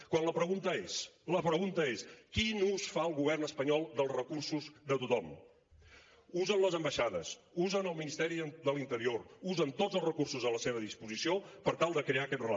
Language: Catalan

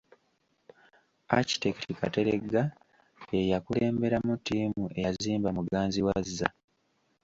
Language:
Ganda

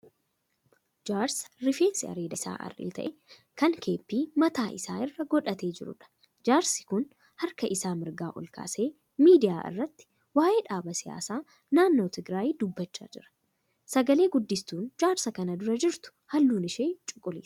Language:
Oromo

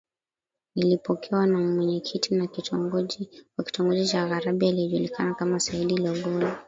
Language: Swahili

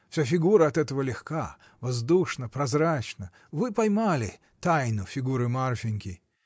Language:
Russian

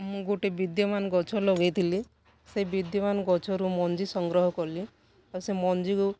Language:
Odia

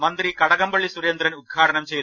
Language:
Malayalam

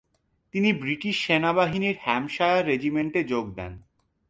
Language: Bangla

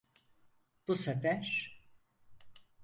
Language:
Turkish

